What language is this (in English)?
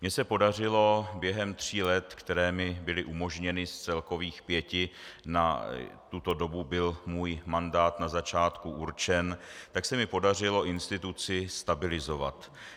Czech